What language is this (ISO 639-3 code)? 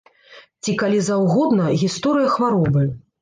bel